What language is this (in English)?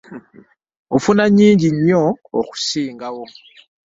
Ganda